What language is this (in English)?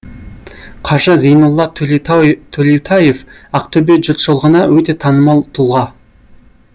Kazakh